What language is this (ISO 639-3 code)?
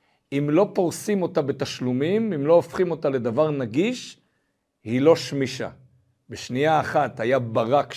heb